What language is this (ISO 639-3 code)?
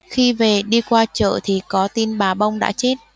vie